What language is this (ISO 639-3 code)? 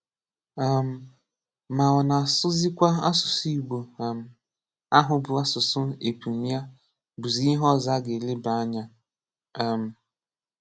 ibo